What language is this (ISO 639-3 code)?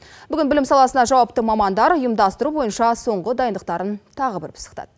kaz